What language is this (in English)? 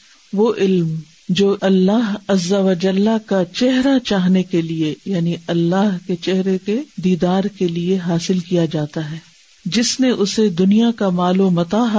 Urdu